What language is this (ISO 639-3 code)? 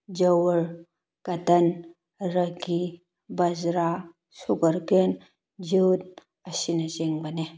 mni